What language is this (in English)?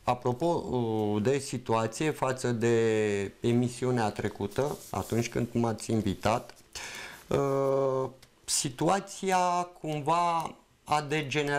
Romanian